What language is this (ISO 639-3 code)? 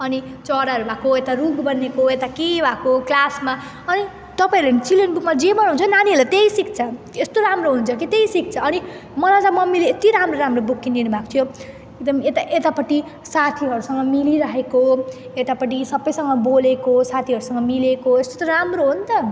nep